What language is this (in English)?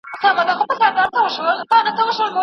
Pashto